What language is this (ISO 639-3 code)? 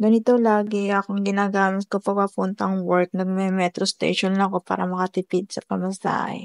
fil